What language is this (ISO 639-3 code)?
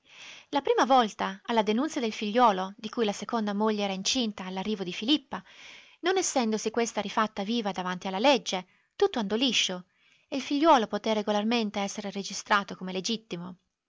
ita